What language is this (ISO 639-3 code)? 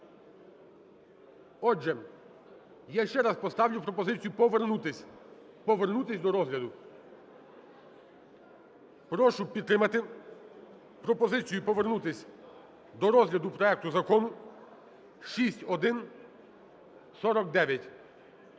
ukr